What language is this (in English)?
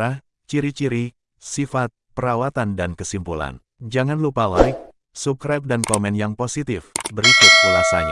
Indonesian